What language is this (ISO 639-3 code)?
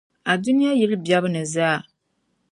dag